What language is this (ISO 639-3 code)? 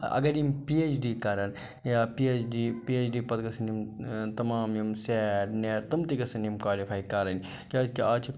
kas